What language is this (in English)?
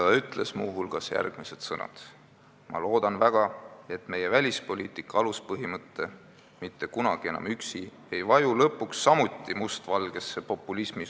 Estonian